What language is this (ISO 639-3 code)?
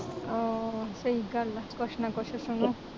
pan